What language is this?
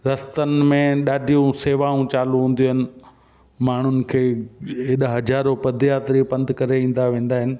Sindhi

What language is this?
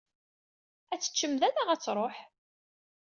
Kabyle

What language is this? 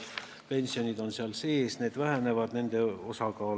Estonian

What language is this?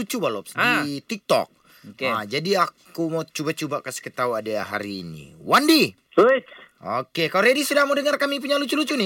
Malay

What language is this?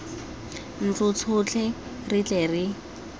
Tswana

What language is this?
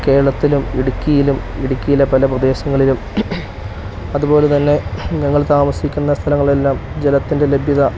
Malayalam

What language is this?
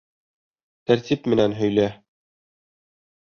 Bashkir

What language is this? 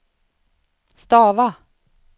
Swedish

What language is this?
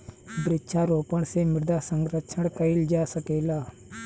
Bhojpuri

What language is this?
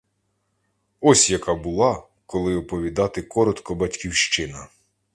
Ukrainian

